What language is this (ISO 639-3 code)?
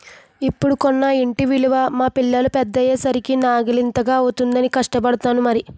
tel